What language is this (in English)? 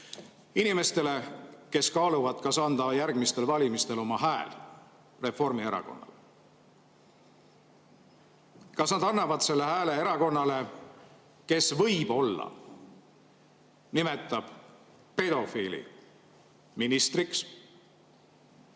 Estonian